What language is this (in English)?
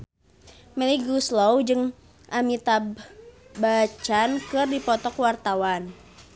Sundanese